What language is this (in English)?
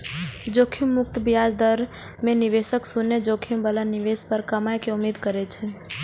Maithili